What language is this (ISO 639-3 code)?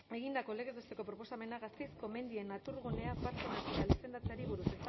eus